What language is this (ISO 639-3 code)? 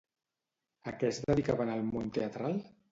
cat